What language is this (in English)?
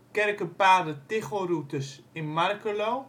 Dutch